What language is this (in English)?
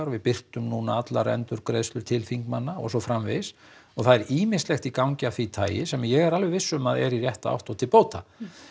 Icelandic